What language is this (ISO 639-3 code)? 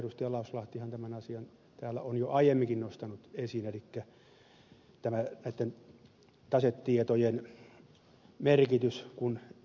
fin